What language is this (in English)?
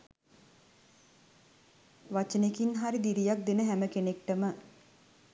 Sinhala